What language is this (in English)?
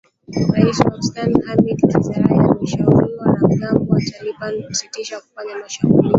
Swahili